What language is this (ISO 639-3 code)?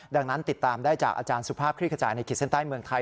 tha